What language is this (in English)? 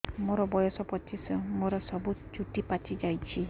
Odia